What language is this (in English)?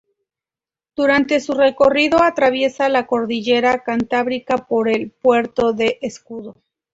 Spanish